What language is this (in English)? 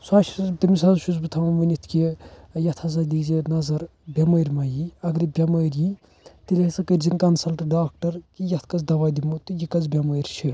Kashmiri